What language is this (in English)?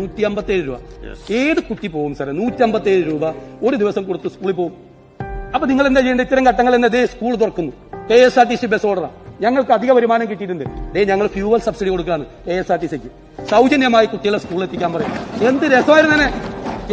English